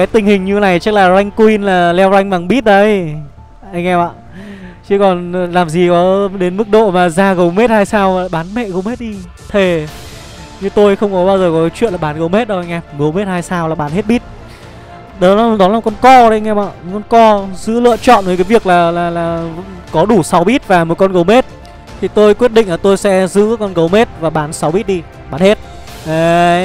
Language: Vietnamese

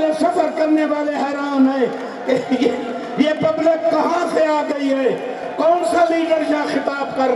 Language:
Hindi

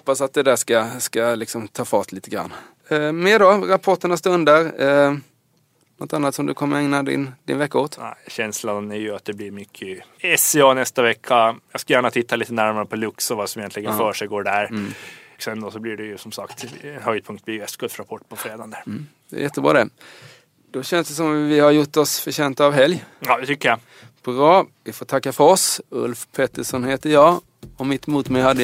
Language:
Swedish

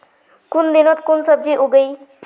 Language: Magahi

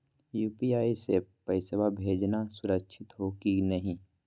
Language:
Magahi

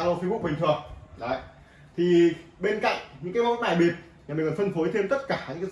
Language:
Vietnamese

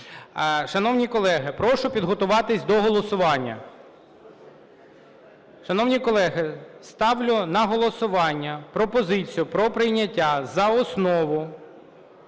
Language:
Ukrainian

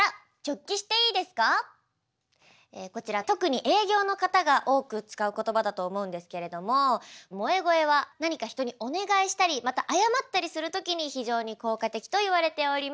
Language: Japanese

